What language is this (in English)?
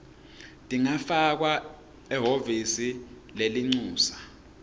Swati